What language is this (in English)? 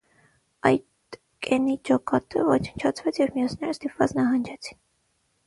Armenian